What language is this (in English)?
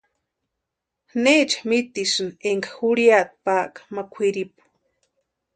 Western Highland Purepecha